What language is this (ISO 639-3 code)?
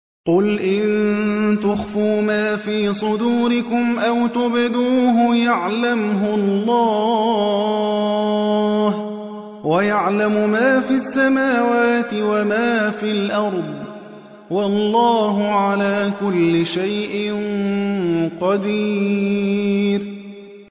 ara